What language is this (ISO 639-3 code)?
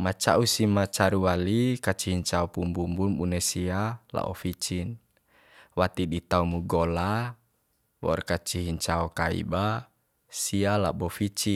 bhp